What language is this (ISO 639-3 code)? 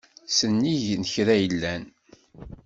kab